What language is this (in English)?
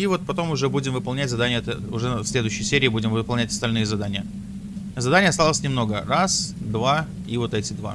Russian